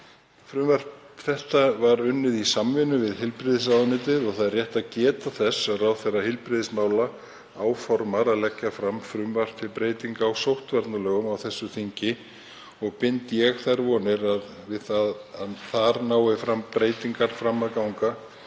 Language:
Icelandic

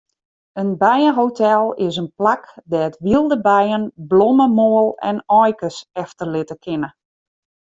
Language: Western Frisian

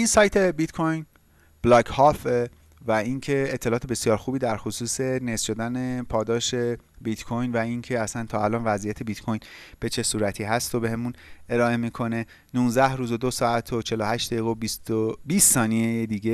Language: Persian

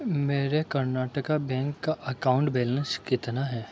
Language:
Urdu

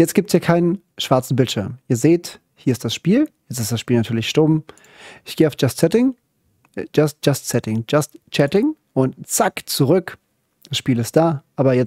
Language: German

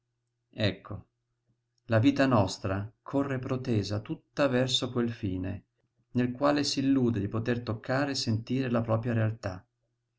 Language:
Italian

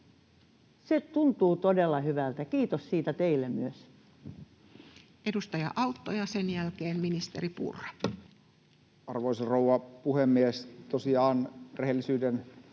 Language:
Finnish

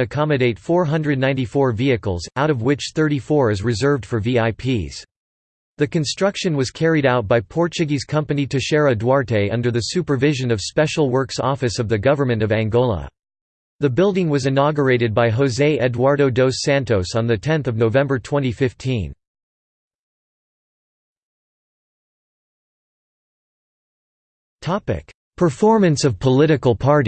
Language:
English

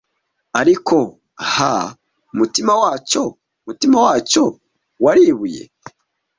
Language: Kinyarwanda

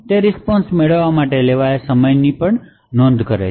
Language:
Gujarati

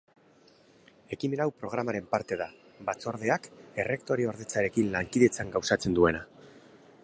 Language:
Basque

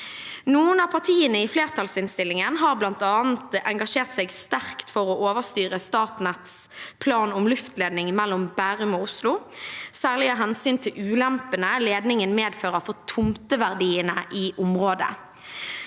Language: Norwegian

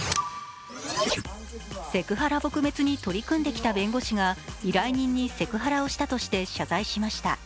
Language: Japanese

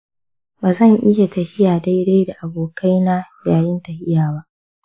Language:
Hausa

